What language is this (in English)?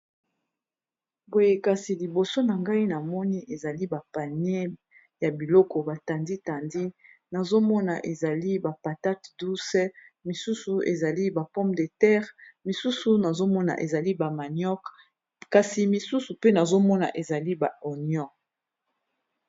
Lingala